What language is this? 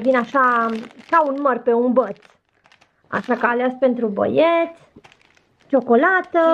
Romanian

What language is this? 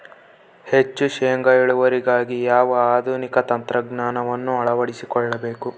Kannada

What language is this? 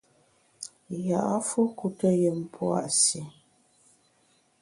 Bamun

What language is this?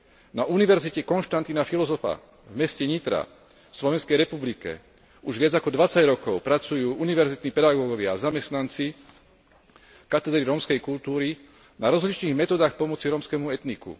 Slovak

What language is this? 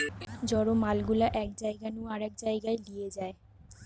Bangla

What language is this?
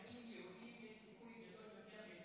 Hebrew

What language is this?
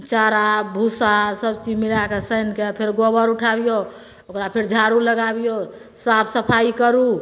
Maithili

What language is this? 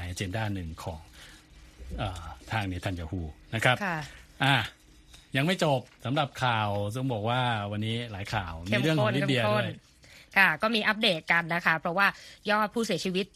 Thai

